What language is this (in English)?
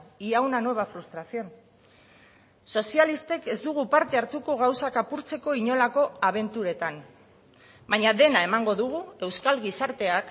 Basque